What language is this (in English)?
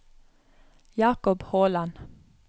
Norwegian